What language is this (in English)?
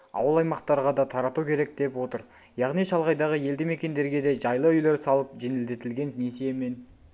Kazakh